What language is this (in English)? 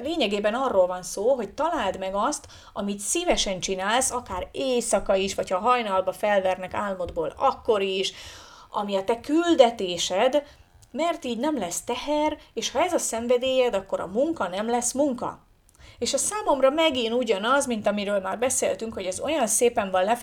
Hungarian